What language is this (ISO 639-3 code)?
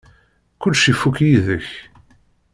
kab